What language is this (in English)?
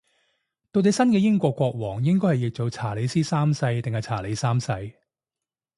Cantonese